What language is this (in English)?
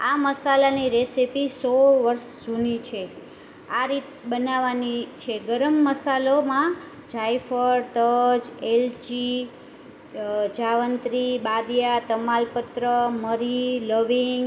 Gujarati